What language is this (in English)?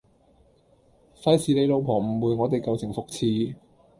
Cantonese